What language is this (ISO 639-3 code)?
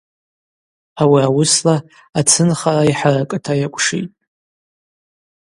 abq